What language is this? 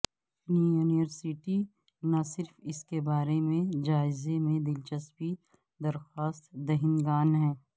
Urdu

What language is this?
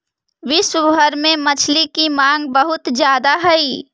Magahi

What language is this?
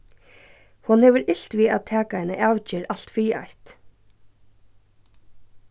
Faroese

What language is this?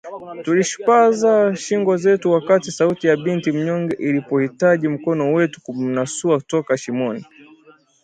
Swahili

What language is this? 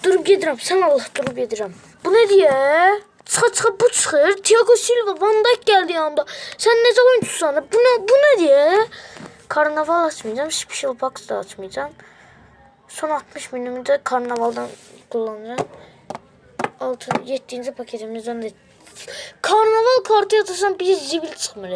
Turkish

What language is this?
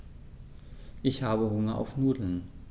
German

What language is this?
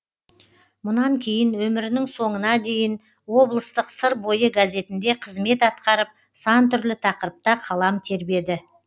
Kazakh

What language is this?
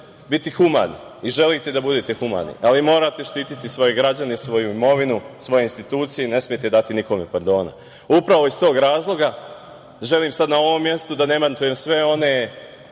Serbian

